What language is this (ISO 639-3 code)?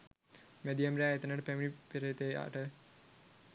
sin